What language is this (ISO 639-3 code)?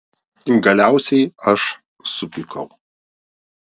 lit